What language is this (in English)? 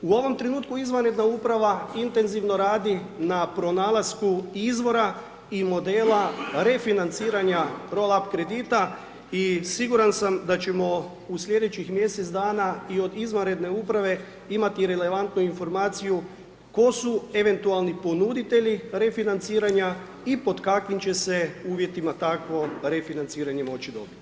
Croatian